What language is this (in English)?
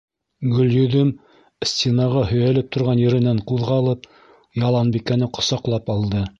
Bashkir